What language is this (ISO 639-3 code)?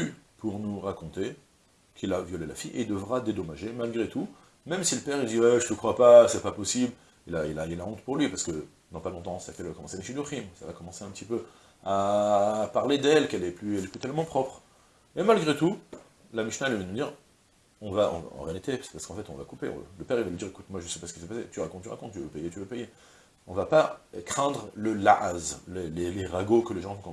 fra